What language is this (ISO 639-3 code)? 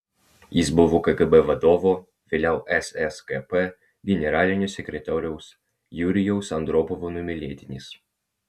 lit